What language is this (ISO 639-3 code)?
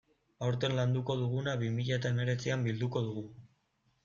eus